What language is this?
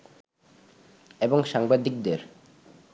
Bangla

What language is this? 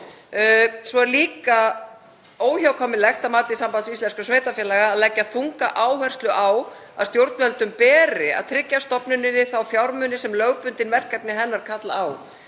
Icelandic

